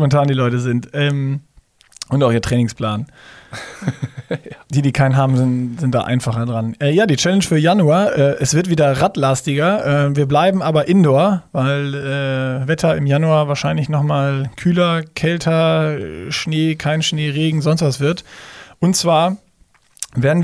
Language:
German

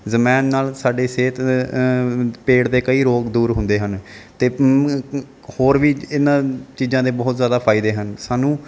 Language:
Punjabi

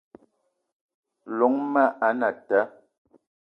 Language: Eton (Cameroon)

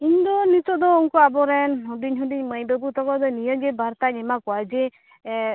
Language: Santali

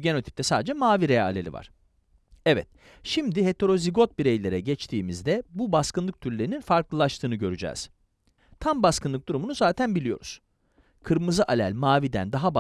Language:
Turkish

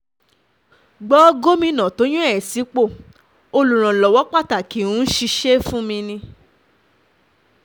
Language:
Yoruba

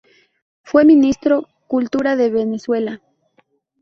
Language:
Spanish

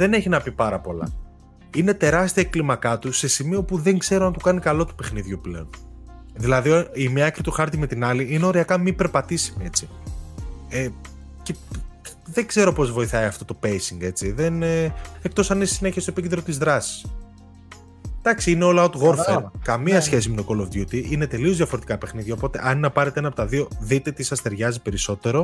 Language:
Greek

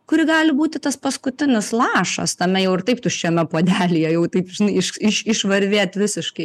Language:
Lithuanian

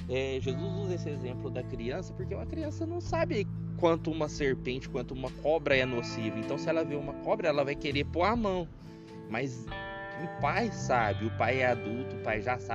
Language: Portuguese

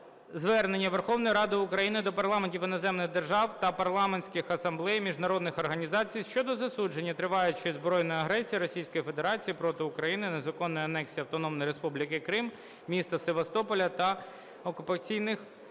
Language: Ukrainian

